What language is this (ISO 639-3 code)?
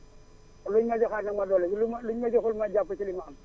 wol